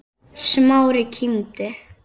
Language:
Icelandic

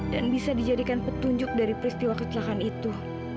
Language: Indonesian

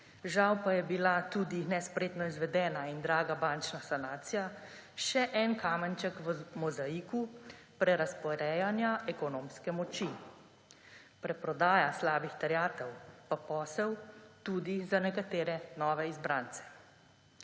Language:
Slovenian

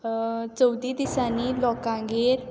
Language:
Konkani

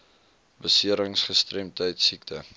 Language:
Afrikaans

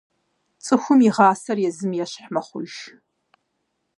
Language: Kabardian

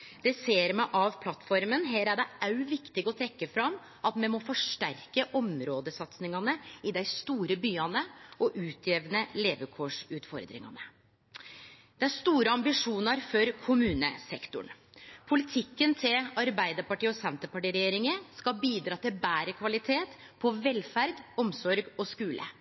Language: Norwegian Nynorsk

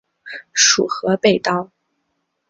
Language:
Chinese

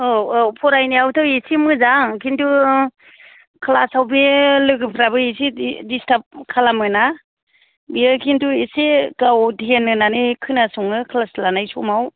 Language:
Bodo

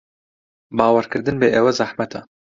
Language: Central Kurdish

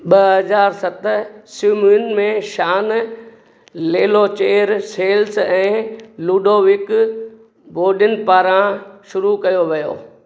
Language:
Sindhi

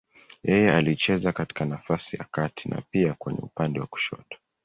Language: Swahili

